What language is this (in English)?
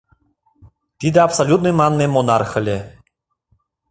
Mari